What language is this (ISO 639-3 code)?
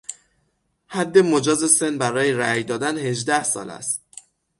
fas